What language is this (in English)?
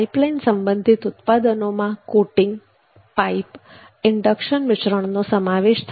Gujarati